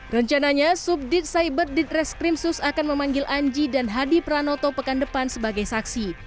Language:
Indonesian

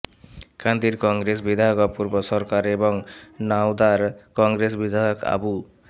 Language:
Bangla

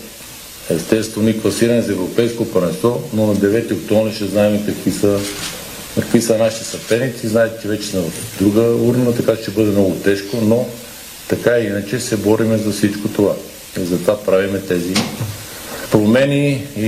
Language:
Bulgarian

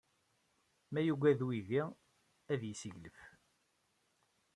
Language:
Kabyle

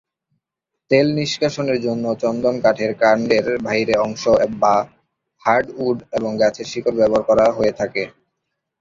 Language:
Bangla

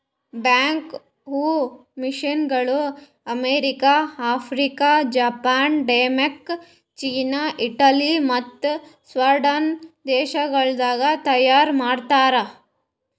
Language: Kannada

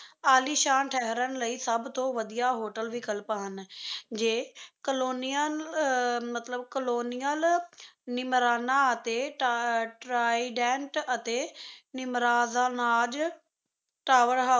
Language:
Punjabi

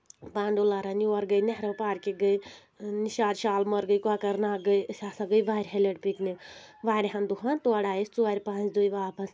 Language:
Kashmiri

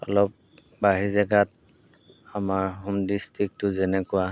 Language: Assamese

